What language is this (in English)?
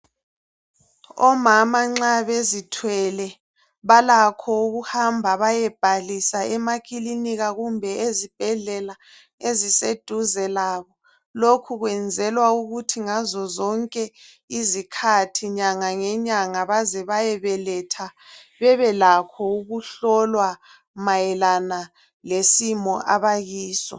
North Ndebele